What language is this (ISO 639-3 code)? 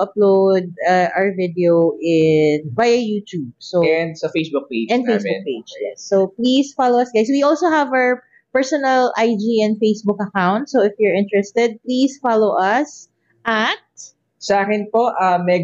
fil